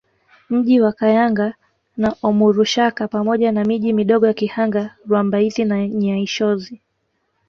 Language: Swahili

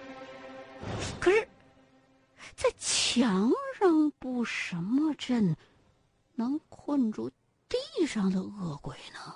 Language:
Chinese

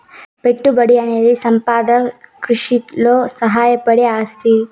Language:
Telugu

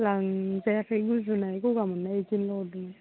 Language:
Bodo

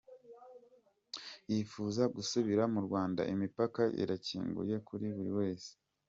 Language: Kinyarwanda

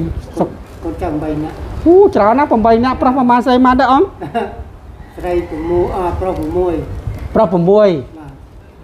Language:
Thai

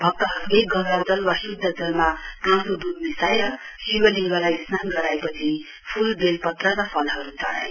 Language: Nepali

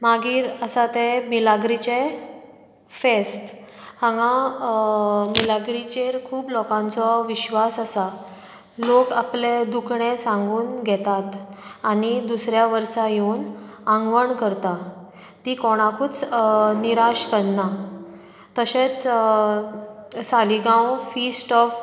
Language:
Konkani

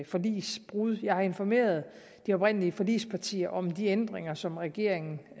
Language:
Danish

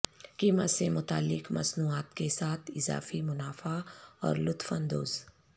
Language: Urdu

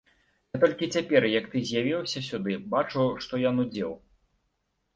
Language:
Belarusian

